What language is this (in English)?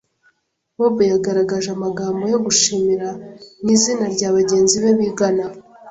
Kinyarwanda